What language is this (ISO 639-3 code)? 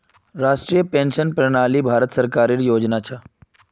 mag